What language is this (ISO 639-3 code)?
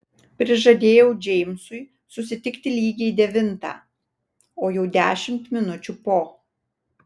lit